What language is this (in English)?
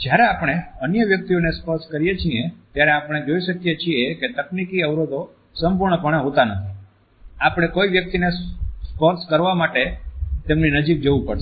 Gujarati